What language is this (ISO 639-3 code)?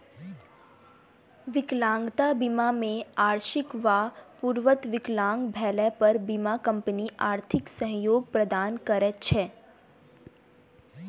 mai